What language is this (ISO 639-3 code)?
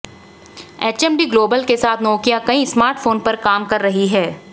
hin